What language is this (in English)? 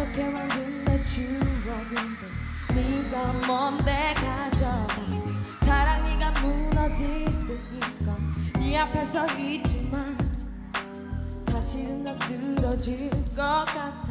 Dutch